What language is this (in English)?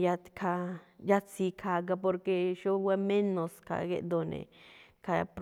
Malinaltepec Me'phaa